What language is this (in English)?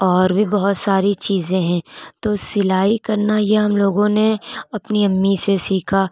Urdu